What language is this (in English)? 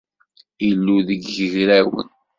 Kabyle